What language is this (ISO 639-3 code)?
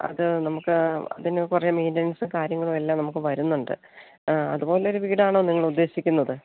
mal